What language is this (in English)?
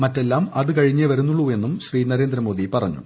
Malayalam